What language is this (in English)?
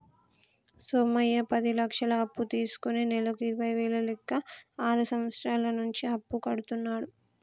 Telugu